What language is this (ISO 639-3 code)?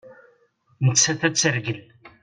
kab